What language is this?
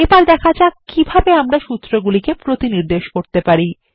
Bangla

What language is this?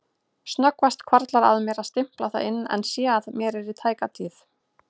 Icelandic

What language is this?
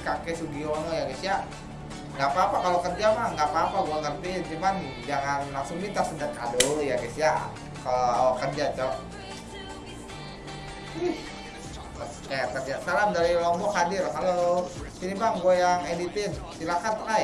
Indonesian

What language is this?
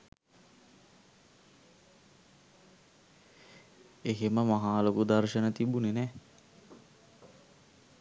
Sinhala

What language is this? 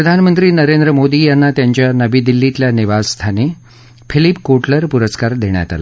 Marathi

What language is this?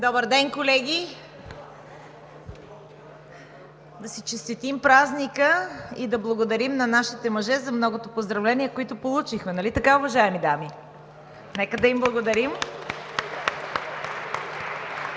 Bulgarian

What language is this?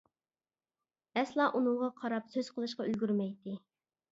Uyghur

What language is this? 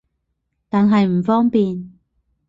Cantonese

